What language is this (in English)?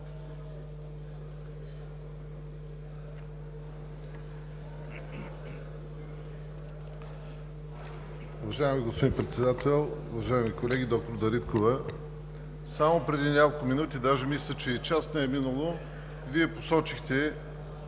Bulgarian